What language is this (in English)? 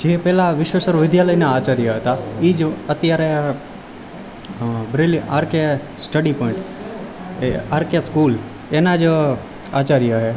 Gujarati